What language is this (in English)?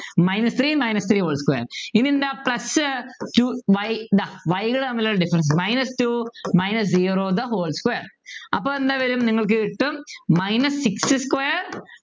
Malayalam